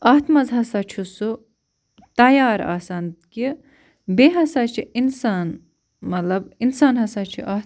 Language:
Kashmiri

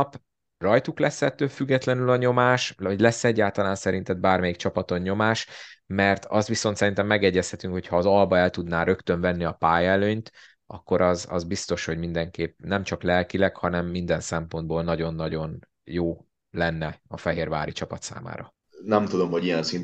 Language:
Hungarian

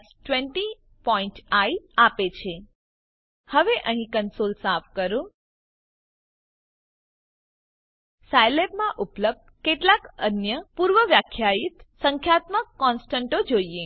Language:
Gujarati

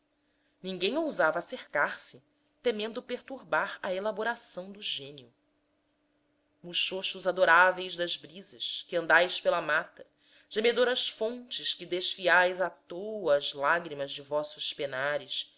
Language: Portuguese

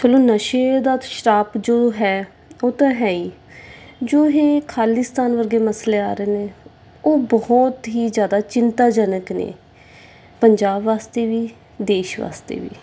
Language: Punjabi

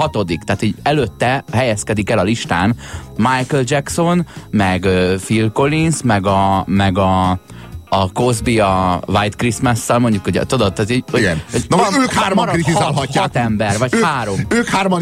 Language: Hungarian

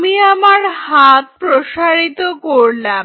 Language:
Bangla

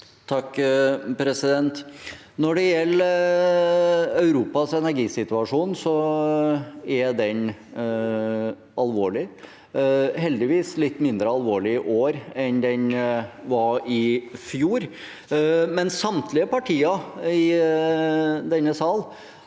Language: Norwegian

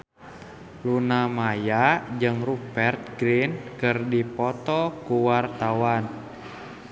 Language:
Sundanese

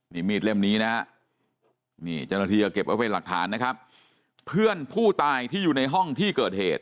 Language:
Thai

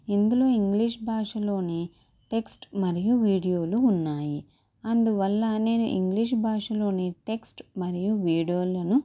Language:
Telugu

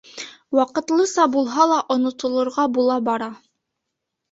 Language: Bashkir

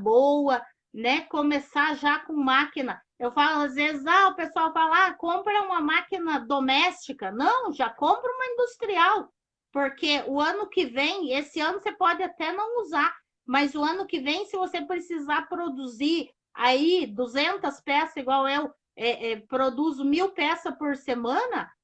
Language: Portuguese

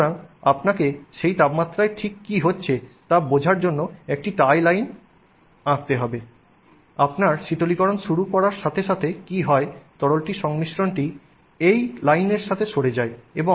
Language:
Bangla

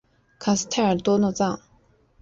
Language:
Chinese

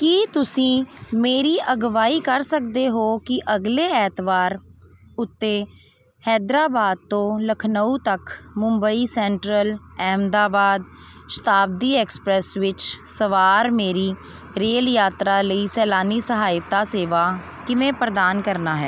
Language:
Punjabi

